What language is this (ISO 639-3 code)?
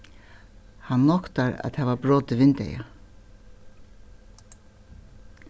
fao